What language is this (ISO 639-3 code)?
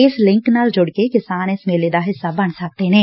pan